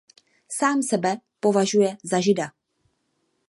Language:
Czech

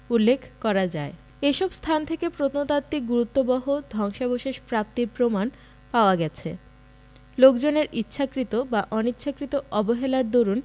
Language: Bangla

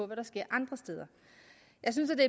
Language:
Danish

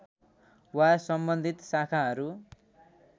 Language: Nepali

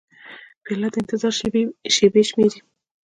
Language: Pashto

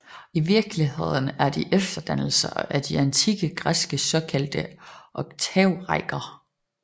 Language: Danish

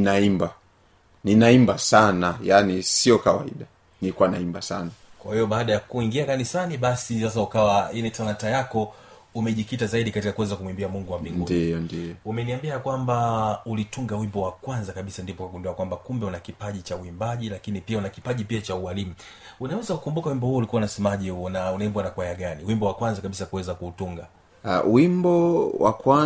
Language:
Swahili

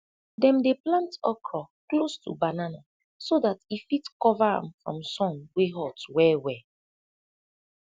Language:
Nigerian Pidgin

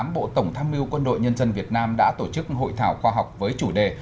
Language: Vietnamese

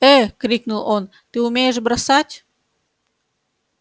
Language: Russian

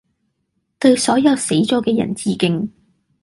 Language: Cantonese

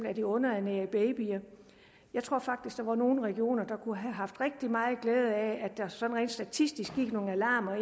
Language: Danish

